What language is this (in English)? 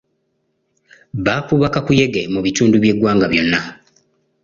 Ganda